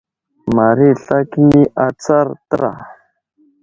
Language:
Wuzlam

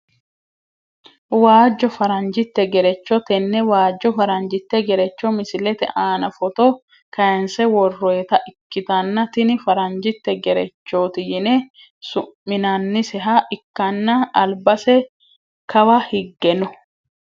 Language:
Sidamo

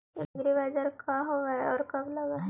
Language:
Magahi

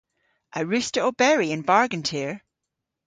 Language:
Cornish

